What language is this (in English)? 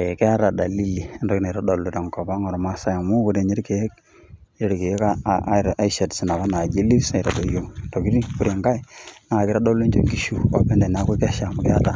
Masai